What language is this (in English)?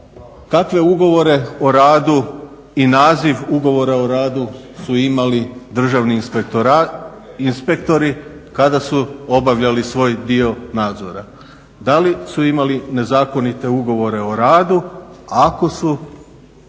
Croatian